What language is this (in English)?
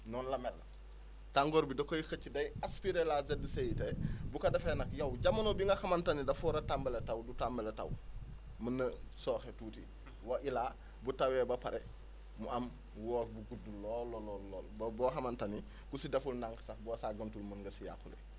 Wolof